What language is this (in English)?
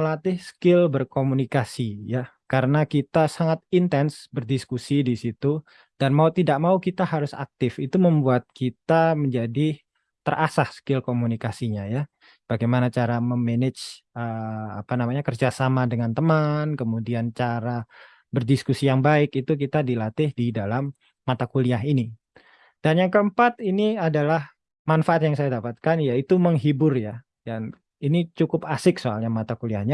Indonesian